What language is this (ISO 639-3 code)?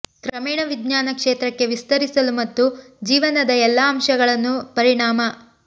kan